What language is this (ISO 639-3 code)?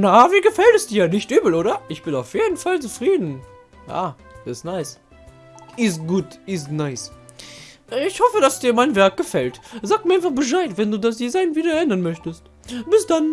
deu